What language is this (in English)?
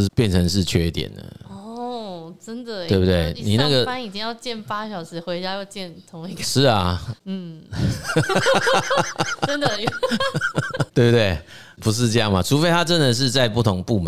Chinese